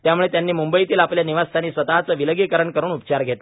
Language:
Marathi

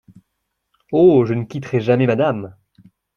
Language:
French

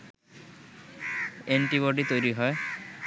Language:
Bangla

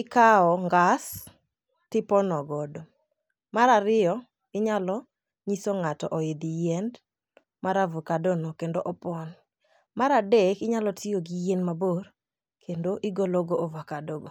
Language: Luo (Kenya and Tanzania)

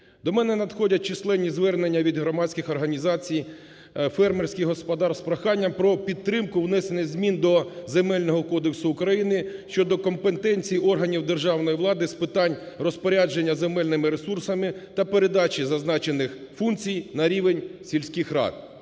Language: Ukrainian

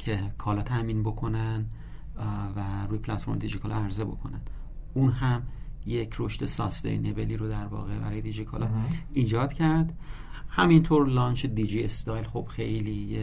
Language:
Persian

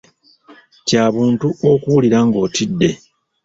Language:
Ganda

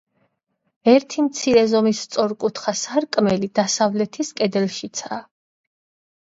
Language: Georgian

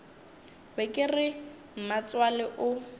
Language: Northern Sotho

